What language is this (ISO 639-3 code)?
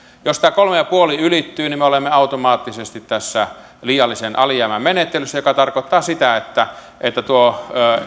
fin